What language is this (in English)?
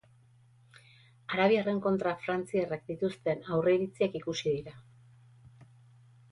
Basque